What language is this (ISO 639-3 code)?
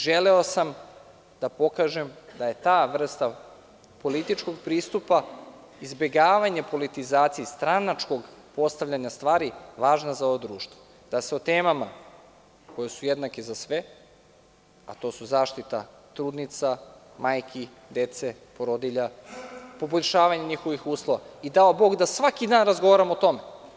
srp